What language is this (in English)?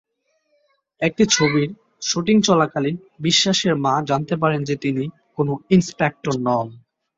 Bangla